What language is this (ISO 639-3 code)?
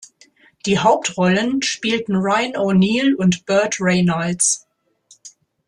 deu